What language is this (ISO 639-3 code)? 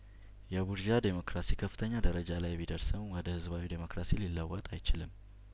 amh